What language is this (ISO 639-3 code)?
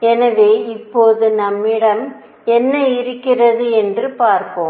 tam